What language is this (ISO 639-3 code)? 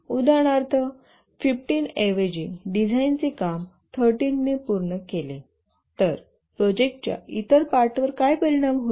mar